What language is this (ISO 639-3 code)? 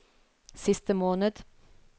nor